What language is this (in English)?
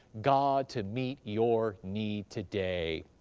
English